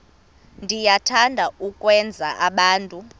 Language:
Xhosa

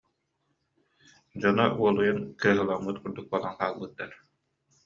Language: Yakut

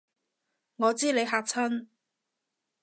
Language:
Cantonese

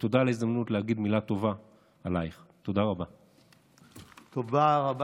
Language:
Hebrew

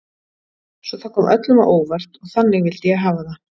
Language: Icelandic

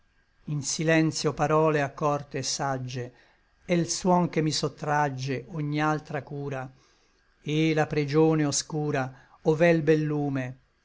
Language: Italian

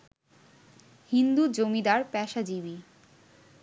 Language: Bangla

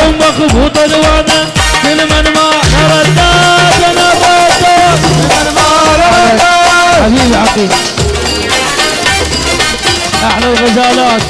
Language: Arabic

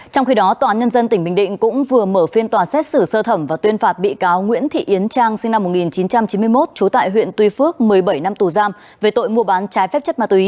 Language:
Vietnamese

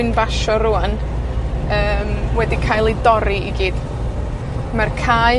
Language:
Welsh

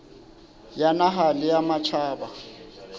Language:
Southern Sotho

